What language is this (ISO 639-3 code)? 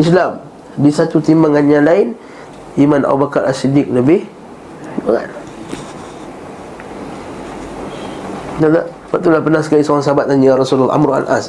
msa